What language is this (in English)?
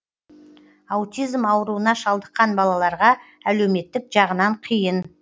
Kazakh